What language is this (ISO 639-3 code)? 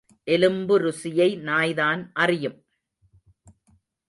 tam